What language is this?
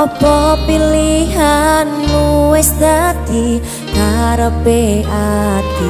Indonesian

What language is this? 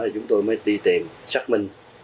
Vietnamese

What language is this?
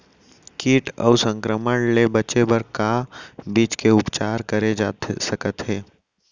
Chhattisgarhi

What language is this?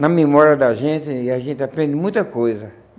Portuguese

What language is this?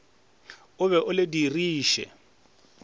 Northern Sotho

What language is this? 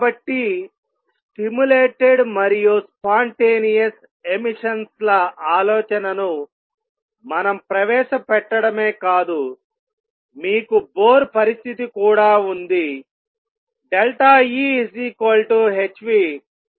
Telugu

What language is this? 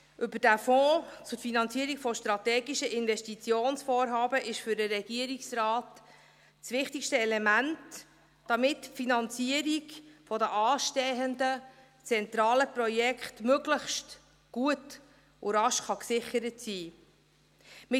Swiss German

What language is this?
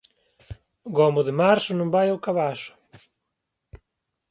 Galician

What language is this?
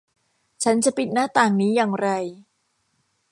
Thai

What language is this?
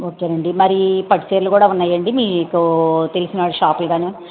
Telugu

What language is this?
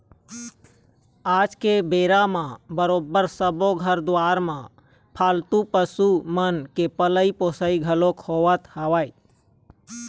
Chhattisgarhi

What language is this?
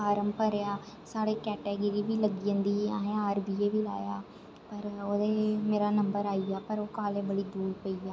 Dogri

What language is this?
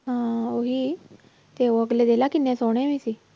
Punjabi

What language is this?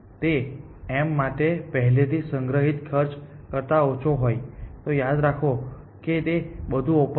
Gujarati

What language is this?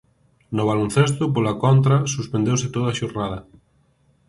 Galician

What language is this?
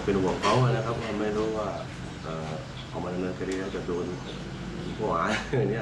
Thai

